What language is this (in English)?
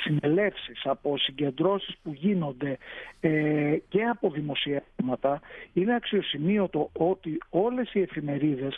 Greek